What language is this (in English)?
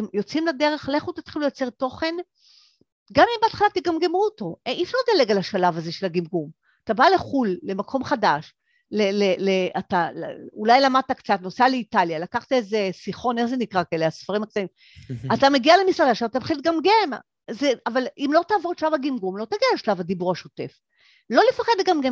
Hebrew